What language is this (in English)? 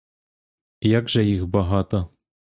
Ukrainian